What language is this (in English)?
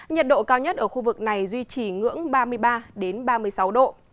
Vietnamese